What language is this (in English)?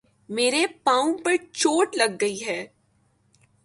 Urdu